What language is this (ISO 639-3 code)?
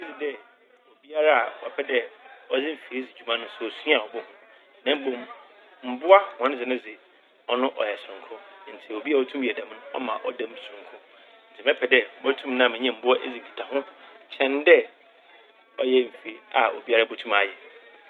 aka